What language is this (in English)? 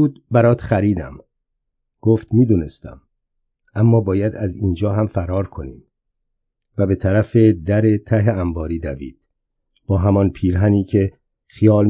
Persian